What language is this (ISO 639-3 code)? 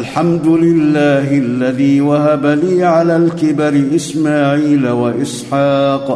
ara